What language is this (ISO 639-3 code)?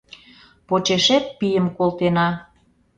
chm